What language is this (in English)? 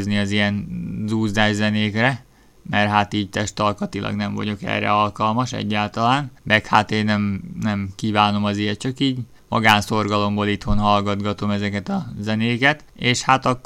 Hungarian